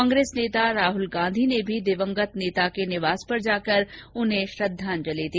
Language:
Hindi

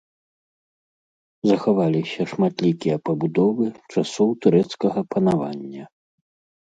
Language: Belarusian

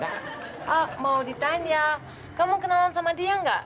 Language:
Indonesian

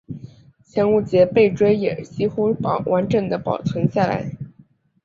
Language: Chinese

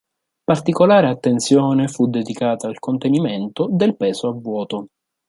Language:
Italian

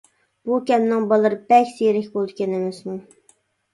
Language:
Uyghur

